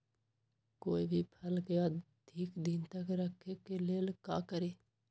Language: Magahi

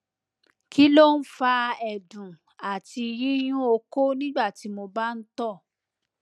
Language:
Yoruba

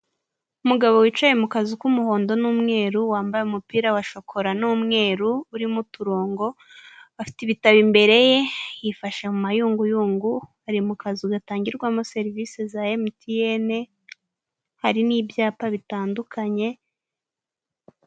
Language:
Kinyarwanda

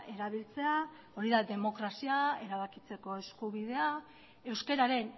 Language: Basque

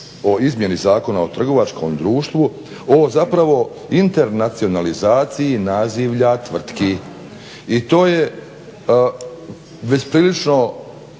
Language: Croatian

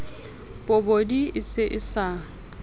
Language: Southern Sotho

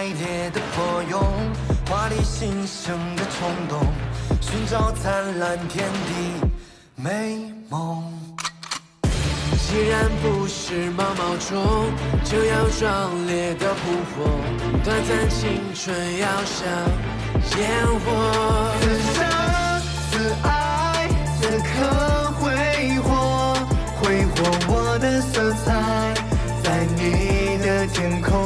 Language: Chinese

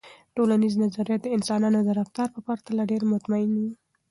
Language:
Pashto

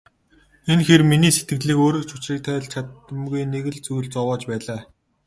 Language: Mongolian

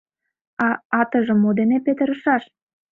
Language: Mari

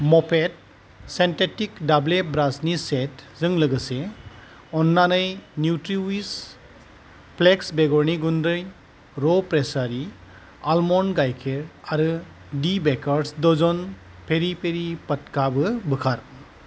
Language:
Bodo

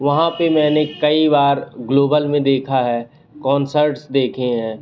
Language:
Hindi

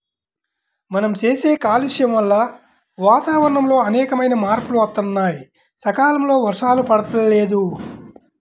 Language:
Telugu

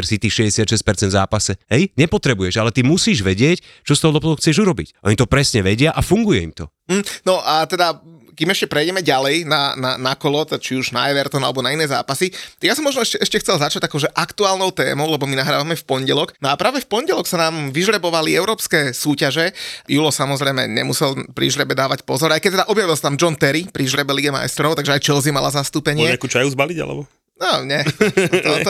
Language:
Slovak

